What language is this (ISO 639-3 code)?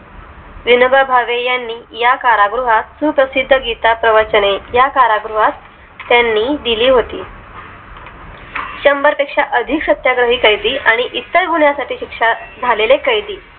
mar